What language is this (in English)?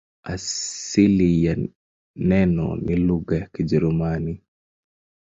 Swahili